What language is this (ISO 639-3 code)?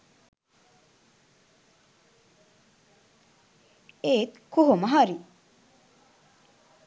sin